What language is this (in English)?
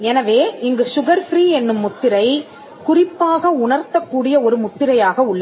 Tamil